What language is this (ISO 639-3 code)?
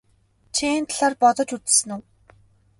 mon